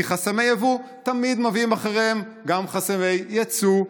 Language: Hebrew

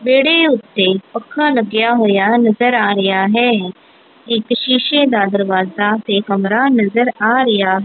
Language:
Punjabi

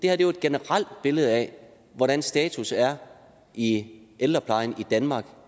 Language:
Danish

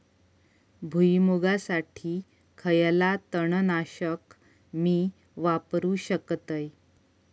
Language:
Marathi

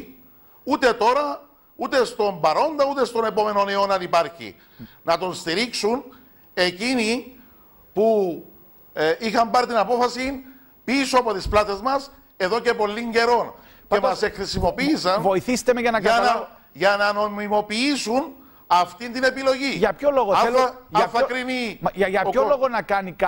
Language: Greek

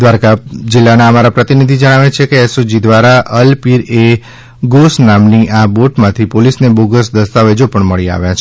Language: Gujarati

